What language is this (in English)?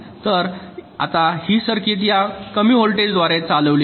Marathi